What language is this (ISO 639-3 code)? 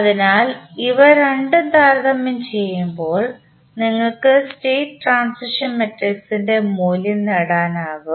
mal